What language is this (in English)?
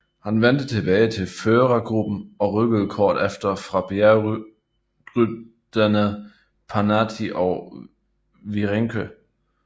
Danish